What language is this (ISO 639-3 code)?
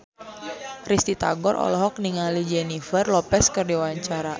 sun